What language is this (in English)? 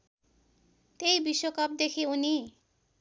Nepali